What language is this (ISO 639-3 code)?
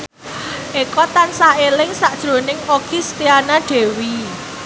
jav